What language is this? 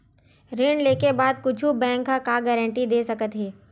Chhattisgarhi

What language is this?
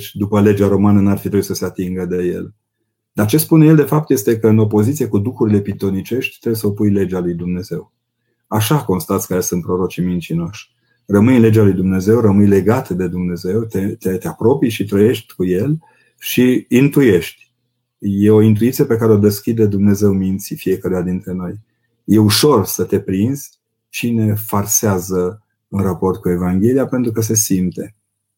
Romanian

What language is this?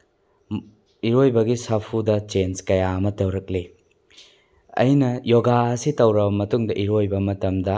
Manipuri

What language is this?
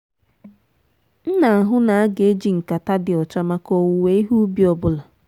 Igbo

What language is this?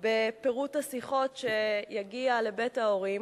Hebrew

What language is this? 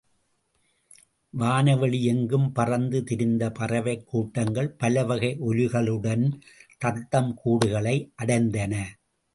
Tamil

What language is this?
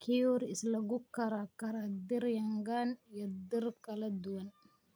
Somali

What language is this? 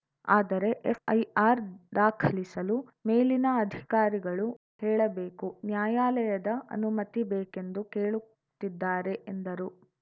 Kannada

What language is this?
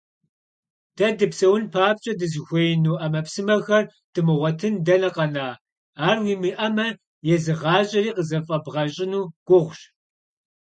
Kabardian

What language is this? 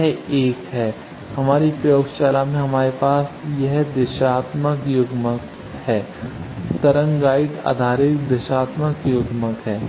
Hindi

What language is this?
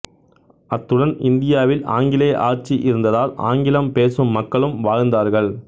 Tamil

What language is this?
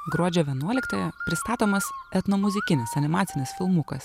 Lithuanian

